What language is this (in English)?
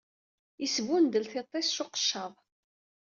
Kabyle